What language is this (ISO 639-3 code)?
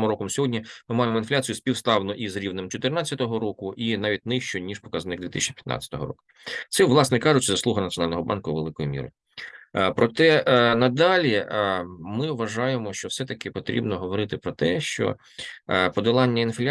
ukr